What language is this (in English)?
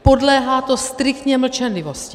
Czech